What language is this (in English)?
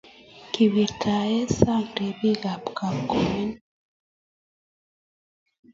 Kalenjin